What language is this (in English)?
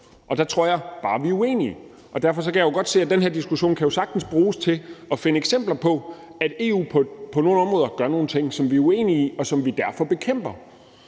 Danish